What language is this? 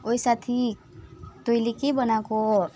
Nepali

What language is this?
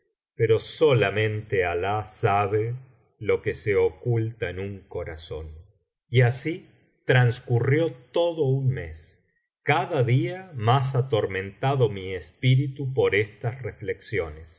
Spanish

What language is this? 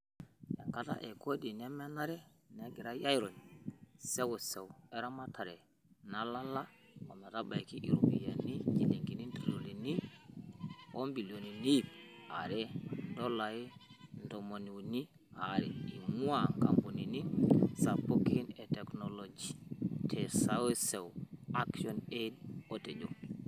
Masai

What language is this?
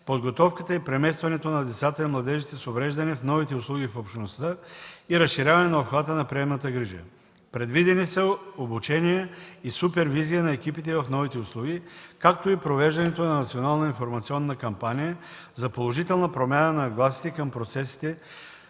Bulgarian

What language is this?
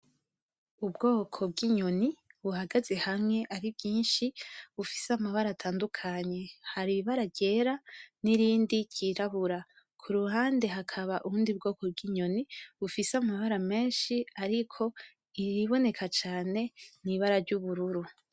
Rundi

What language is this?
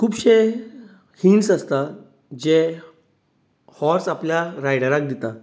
Konkani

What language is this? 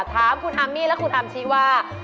Thai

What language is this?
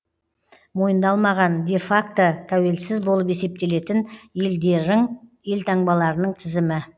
Kazakh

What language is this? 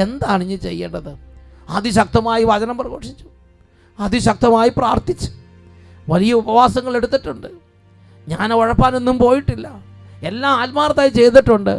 Malayalam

